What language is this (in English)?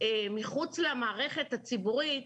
Hebrew